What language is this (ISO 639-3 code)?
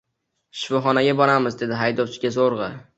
uzb